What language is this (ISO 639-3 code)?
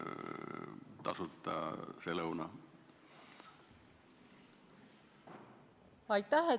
est